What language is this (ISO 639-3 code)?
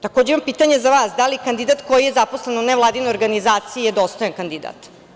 srp